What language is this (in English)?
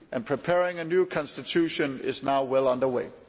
English